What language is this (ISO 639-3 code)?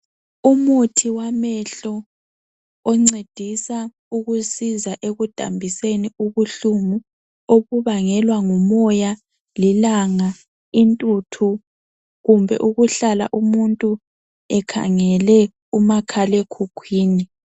nde